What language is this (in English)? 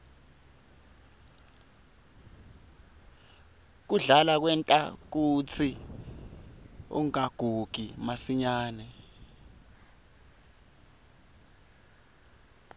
Swati